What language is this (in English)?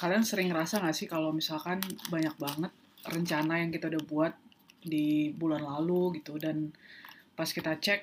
Indonesian